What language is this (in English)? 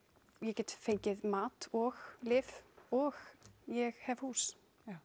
Icelandic